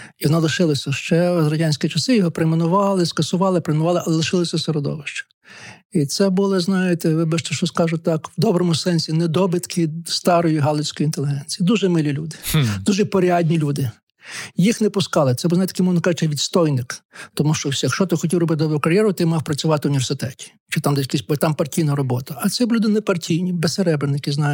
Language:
Ukrainian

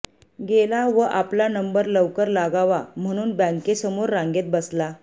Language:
Marathi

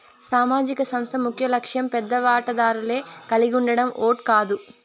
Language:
Telugu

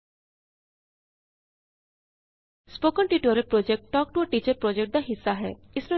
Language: Punjabi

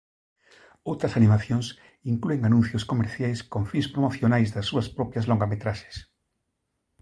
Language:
Galician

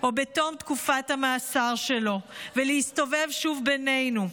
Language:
Hebrew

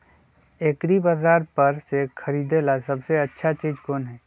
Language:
Magahi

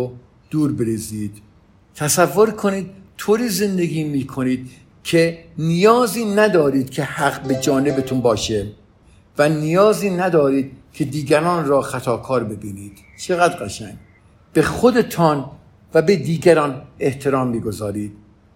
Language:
Persian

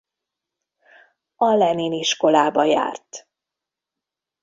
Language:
Hungarian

